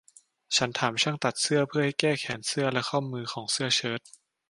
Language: Thai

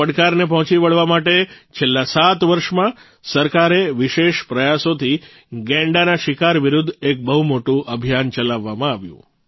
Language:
Gujarati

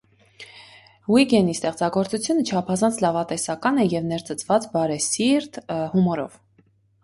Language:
Armenian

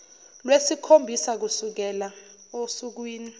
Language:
Zulu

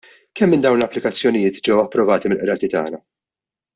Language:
Maltese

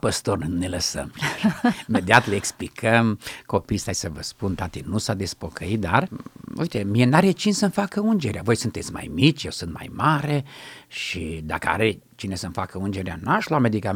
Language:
Romanian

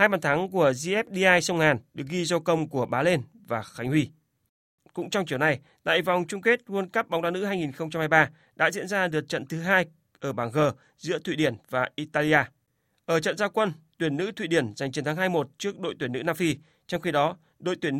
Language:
Vietnamese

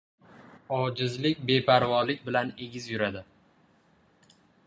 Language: Uzbek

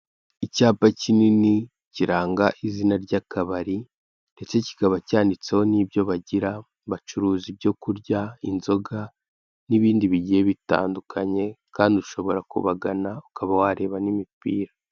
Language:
Kinyarwanda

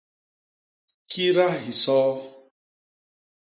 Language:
Basaa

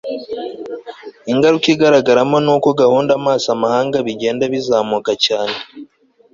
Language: Kinyarwanda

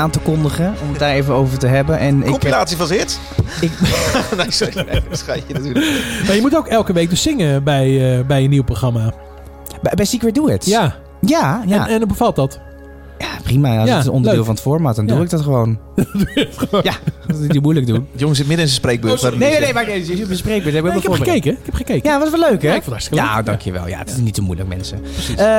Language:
Dutch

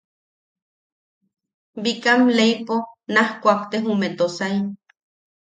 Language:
Yaqui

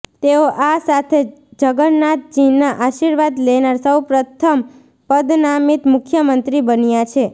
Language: Gujarati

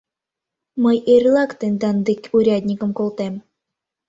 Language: Mari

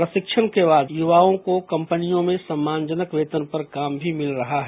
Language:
Hindi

